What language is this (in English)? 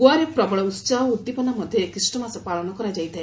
Odia